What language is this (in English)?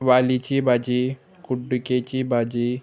Konkani